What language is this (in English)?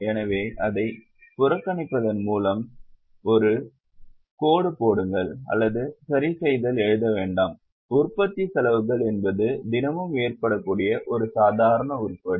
Tamil